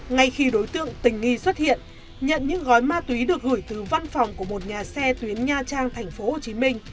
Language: Vietnamese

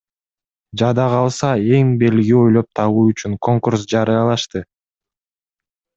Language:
Kyrgyz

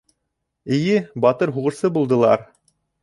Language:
Bashkir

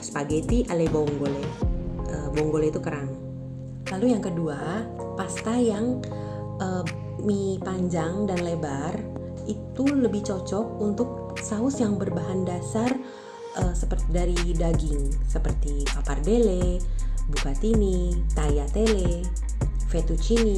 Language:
Indonesian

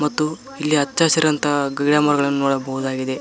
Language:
Kannada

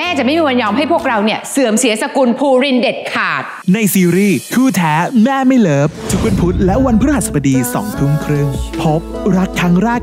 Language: Thai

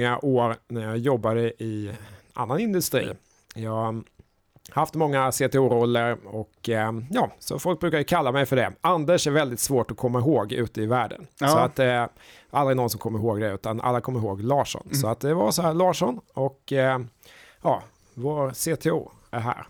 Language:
Swedish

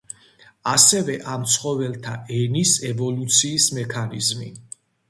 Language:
Georgian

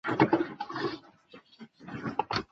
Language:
Chinese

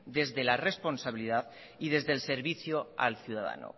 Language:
Spanish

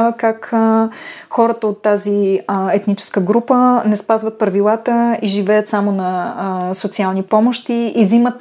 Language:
Bulgarian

